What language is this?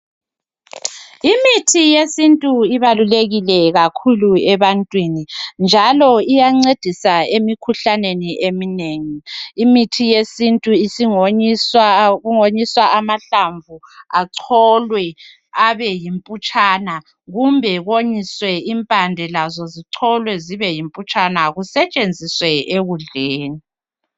North Ndebele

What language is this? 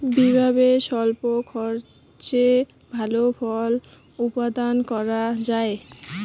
Bangla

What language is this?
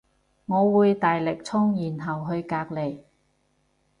Cantonese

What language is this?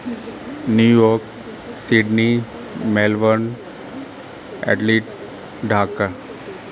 Punjabi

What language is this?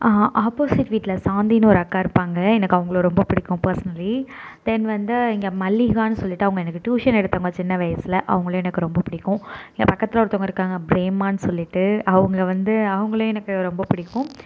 Tamil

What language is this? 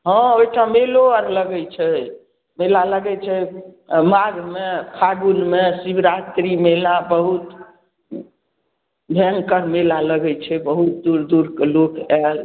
Maithili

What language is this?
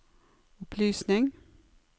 Norwegian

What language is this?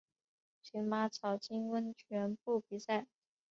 Chinese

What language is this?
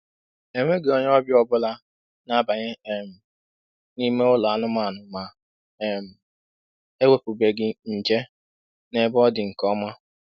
Igbo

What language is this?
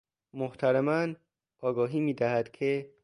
Persian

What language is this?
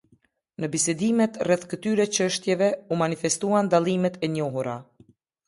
Albanian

